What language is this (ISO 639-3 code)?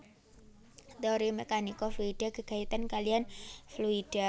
jav